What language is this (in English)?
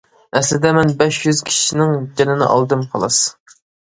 Uyghur